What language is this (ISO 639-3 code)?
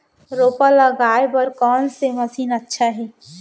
hne